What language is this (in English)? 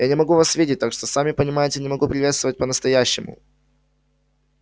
Russian